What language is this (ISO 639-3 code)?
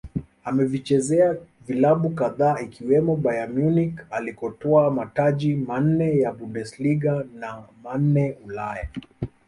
swa